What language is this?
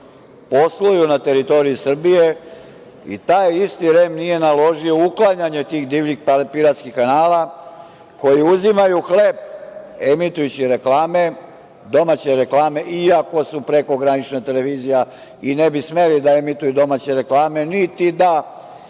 Serbian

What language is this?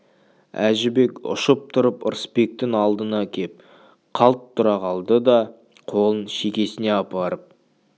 Kazakh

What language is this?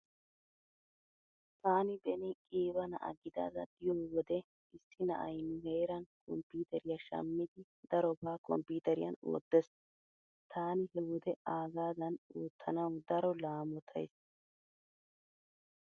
Wolaytta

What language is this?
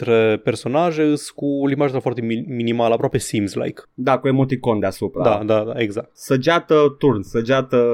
Romanian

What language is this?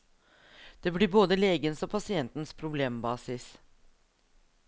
Norwegian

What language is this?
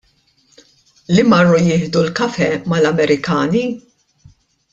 Maltese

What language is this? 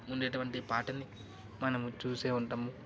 Telugu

